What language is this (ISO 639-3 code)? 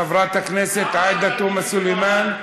heb